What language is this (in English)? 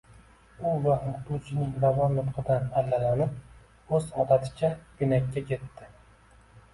Uzbek